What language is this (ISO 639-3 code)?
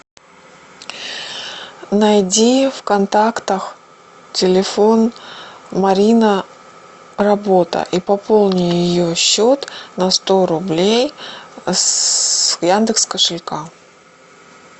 rus